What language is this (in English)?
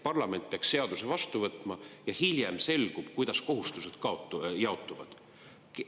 Estonian